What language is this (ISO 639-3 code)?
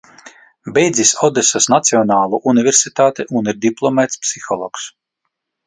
lav